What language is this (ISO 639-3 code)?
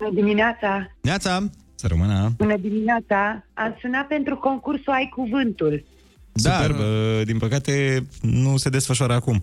ron